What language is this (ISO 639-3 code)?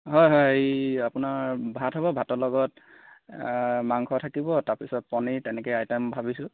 asm